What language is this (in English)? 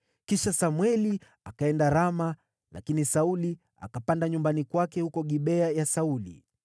Swahili